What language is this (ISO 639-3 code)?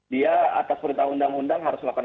ind